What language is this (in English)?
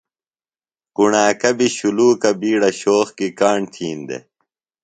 Phalura